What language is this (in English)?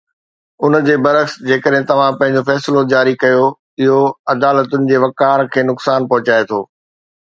Sindhi